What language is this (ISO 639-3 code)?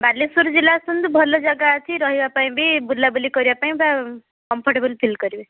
ori